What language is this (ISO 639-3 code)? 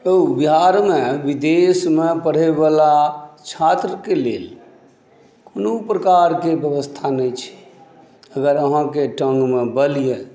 mai